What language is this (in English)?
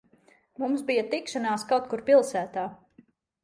Latvian